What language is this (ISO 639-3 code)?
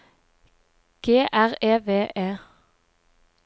nor